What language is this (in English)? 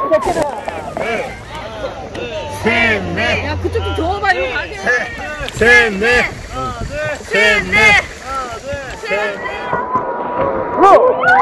Korean